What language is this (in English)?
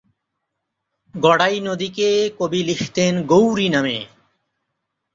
Bangla